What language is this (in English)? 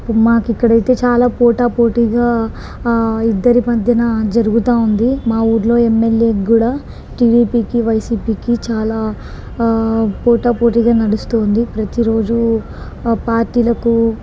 Telugu